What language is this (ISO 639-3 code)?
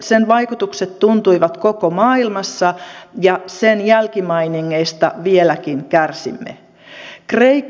fin